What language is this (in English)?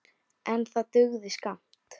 Icelandic